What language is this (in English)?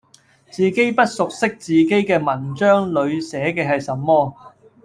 Cantonese